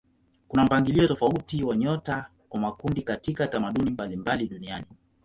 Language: Swahili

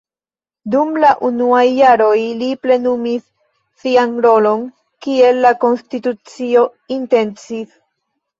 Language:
Esperanto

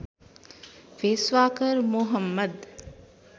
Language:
Nepali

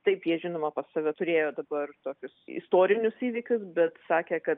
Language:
Lithuanian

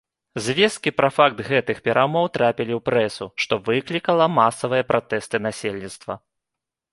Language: Belarusian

